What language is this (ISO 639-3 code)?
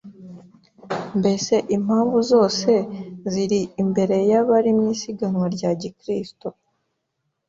kin